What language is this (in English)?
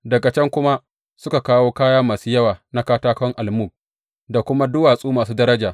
Hausa